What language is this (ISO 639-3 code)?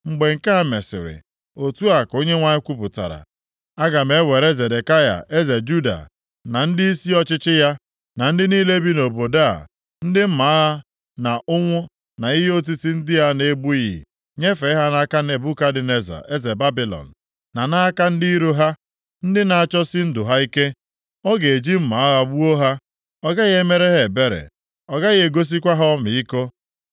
ibo